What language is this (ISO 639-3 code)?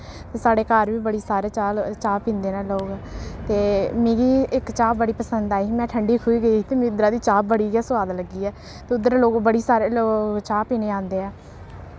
doi